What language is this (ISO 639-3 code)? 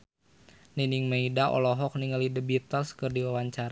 sun